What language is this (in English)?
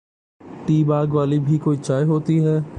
Urdu